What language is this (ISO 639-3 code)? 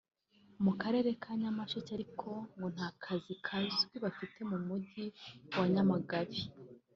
kin